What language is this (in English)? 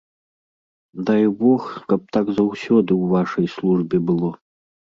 Belarusian